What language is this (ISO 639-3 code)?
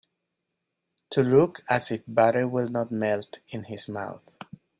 eng